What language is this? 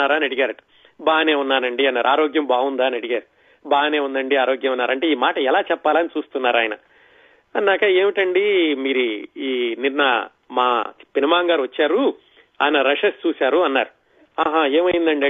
Telugu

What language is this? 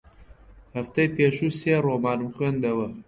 Central Kurdish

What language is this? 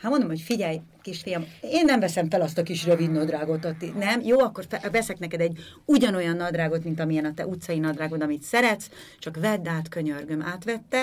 Hungarian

